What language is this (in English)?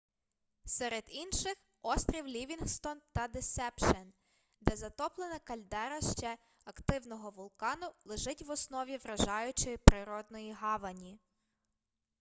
Ukrainian